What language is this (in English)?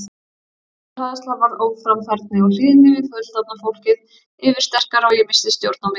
Icelandic